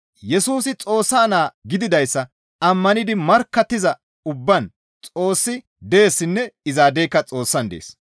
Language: Gamo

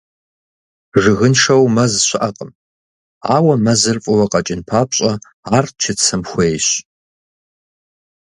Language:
Kabardian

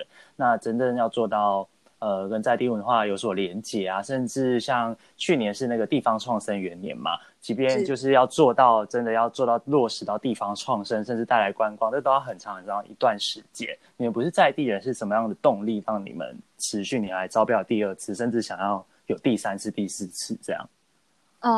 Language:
Chinese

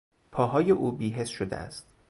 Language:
Persian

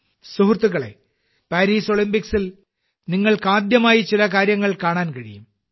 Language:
Malayalam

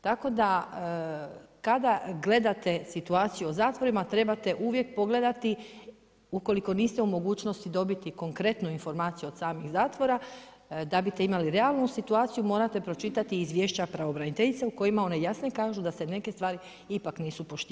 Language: Croatian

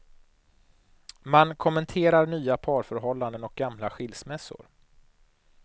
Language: Swedish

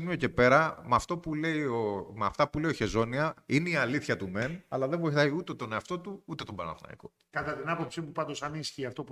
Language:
Greek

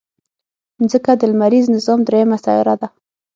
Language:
Pashto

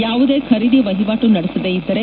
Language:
Kannada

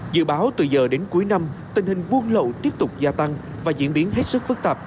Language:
Vietnamese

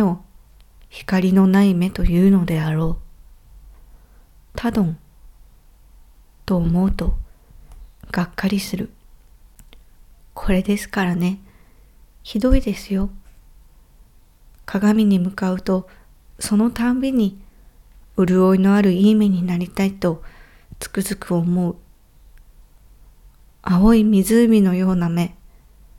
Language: Japanese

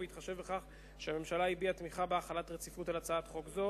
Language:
Hebrew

